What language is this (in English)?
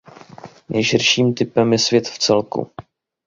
Czech